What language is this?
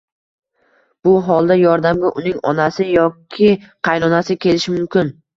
Uzbek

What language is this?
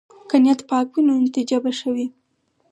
Pashto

